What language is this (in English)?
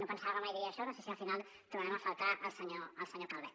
Catalan